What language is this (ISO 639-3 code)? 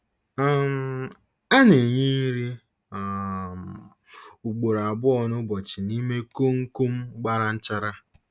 ibo